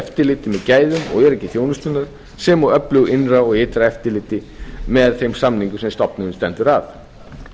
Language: Icelandic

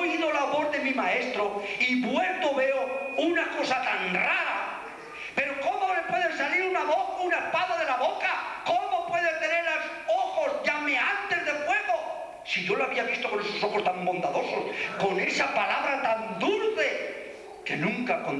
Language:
Spanish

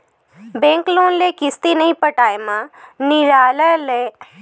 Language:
Chhattisgarhi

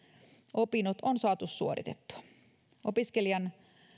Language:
Finnish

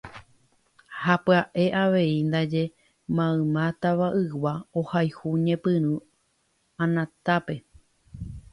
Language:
Guarani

